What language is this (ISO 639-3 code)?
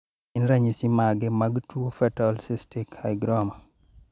luo